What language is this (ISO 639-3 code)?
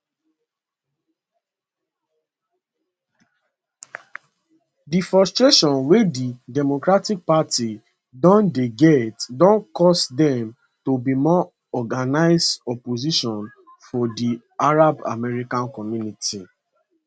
pcm